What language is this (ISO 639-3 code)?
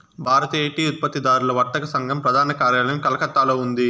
tel